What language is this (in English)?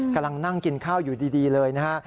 Thai